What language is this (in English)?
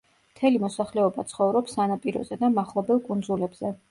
Georgian